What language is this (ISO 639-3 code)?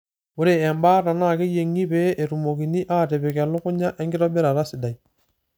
mas